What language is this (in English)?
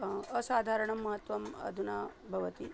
Sanskrit